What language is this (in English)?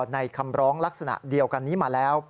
Thai